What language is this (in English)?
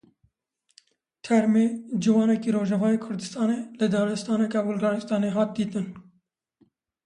Kurdish